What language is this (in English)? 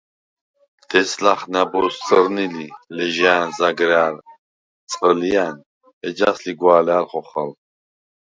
Svan